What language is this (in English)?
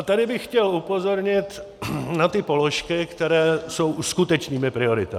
Czech